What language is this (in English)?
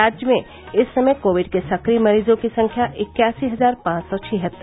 Hindi